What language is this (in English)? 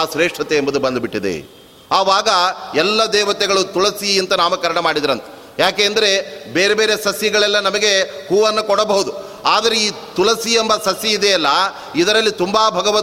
Kannada